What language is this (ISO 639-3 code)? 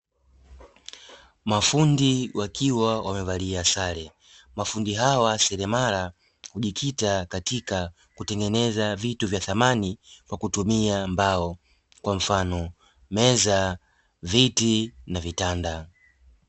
swa